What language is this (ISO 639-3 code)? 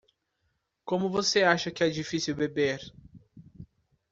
por